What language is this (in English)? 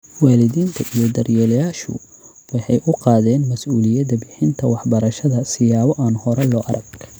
Somali